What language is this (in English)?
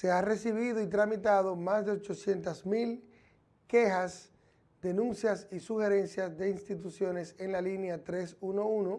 Spanish